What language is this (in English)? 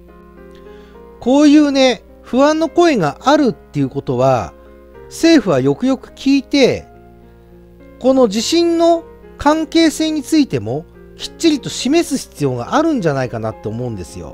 Japanese